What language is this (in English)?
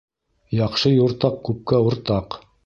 Bashkir